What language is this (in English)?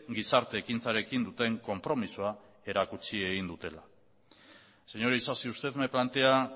Basque